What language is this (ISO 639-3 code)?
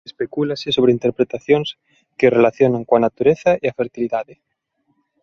glg